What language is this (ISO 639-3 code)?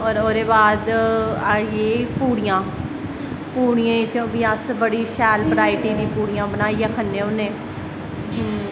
doi